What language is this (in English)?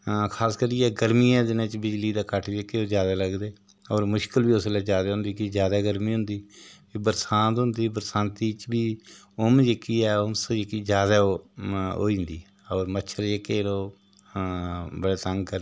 Dogri